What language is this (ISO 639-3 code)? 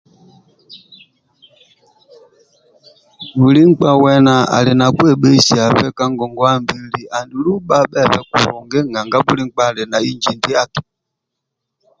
rwm